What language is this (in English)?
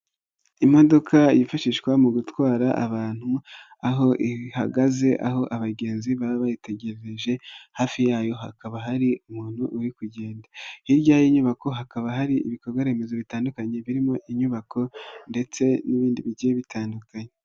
Kinyarwanda